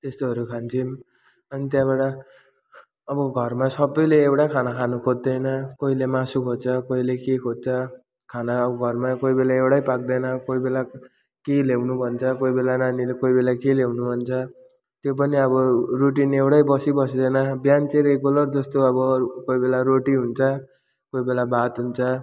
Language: Nepali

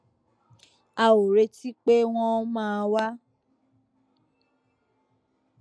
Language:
Yoruba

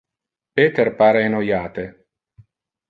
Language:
Interlingua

